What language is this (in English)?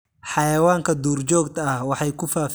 Somali